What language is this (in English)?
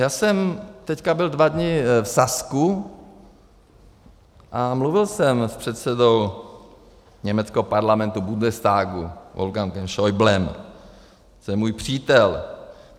Czech